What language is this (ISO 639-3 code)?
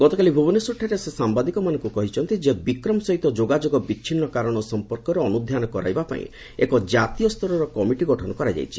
ori